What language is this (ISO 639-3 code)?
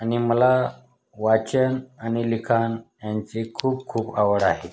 mar